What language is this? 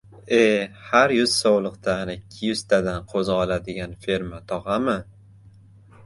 Uzbek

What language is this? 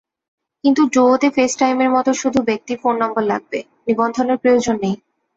Bangla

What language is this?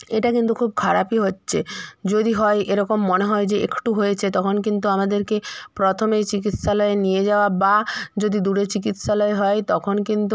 Bangla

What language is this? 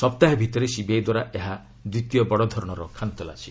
Odia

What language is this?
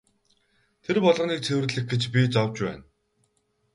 Mongolian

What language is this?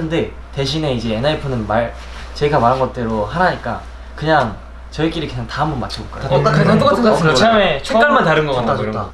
Korean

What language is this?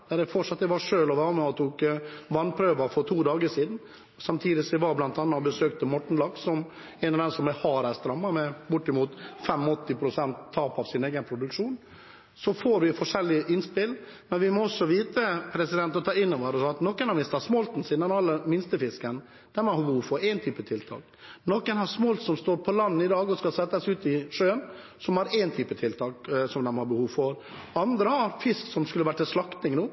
Norwegian Bokmål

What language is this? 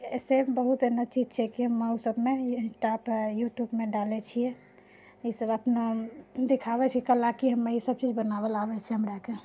Maithili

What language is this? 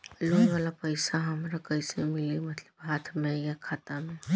Bhojpuri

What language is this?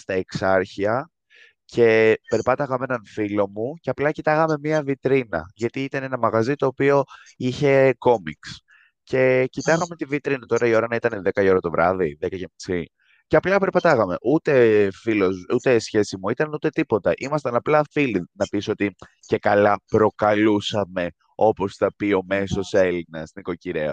Greek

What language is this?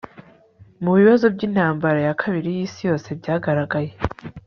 Kinyarwanda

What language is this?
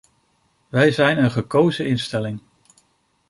Dutch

